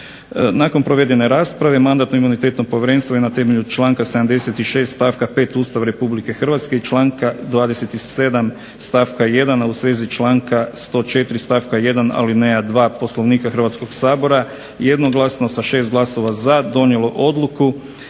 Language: Croatian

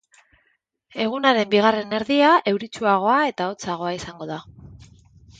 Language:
Basque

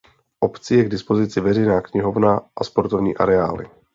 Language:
Czech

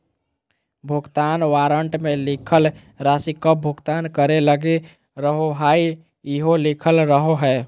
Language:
Magahi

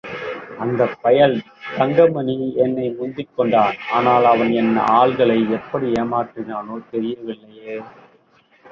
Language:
Tamil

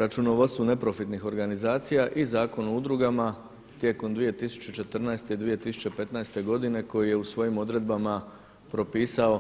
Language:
Croatian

